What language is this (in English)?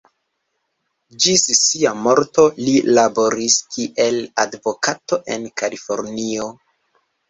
Esperanto